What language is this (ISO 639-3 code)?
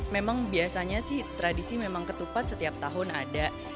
ind